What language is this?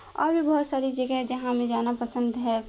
Urdu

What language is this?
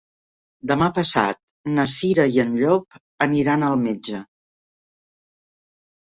Catalan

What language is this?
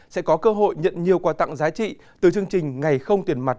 Vietnamese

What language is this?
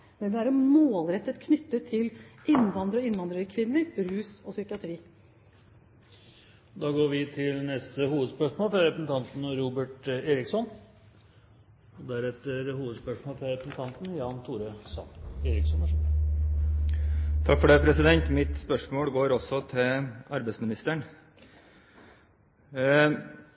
Norwegian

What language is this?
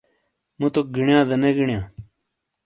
Shina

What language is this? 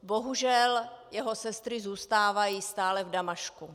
Czech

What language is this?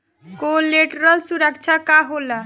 Bhojpuri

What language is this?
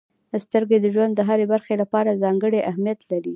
Pashto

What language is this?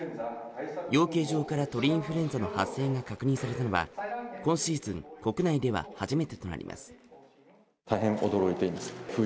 Japanese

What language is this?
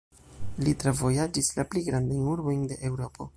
Esperanto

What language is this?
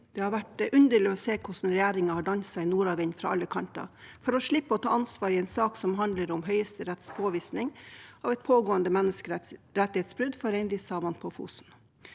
Norwegian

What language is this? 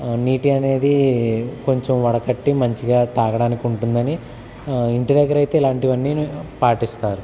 Telugu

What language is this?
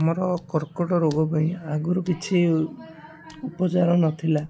Odia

